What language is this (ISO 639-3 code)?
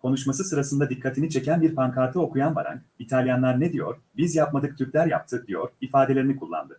tur